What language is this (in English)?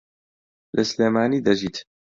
Central Kurdish